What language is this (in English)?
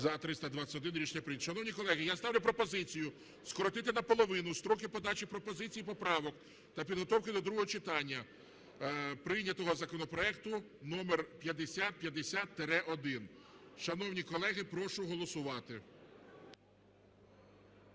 Ukrainian